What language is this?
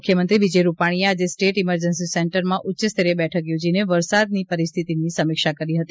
Gujarati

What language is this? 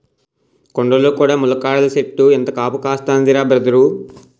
Telugu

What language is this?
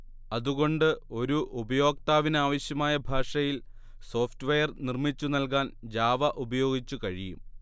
Malayalam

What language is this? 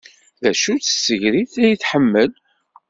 Kabyle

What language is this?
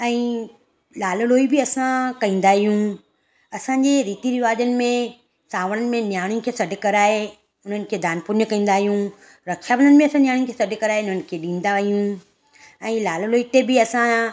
Sindhi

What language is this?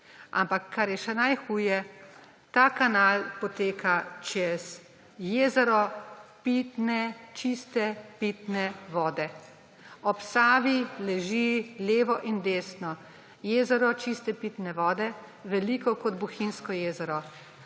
Slovenian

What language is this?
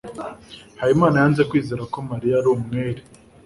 Kinyarwanda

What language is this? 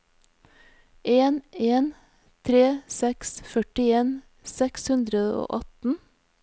Norwegian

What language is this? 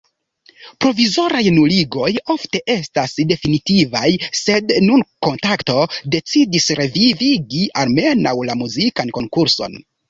Esperanto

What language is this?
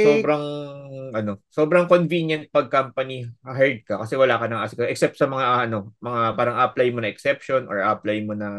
Filipino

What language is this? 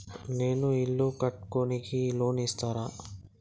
Telugu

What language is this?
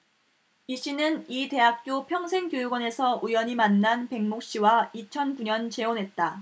Korean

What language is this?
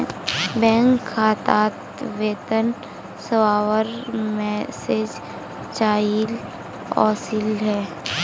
Magahi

